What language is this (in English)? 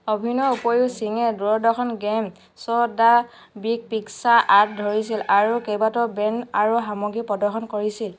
Assamese